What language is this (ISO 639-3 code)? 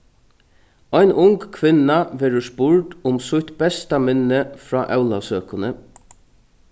fao